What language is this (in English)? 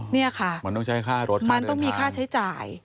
Thai